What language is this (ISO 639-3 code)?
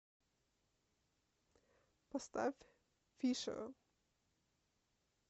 rus